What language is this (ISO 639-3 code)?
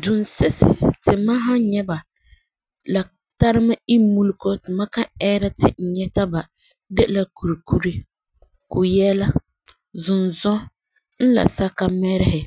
gur